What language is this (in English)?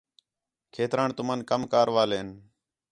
Khetrani